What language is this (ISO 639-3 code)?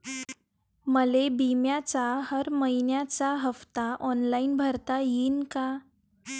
mar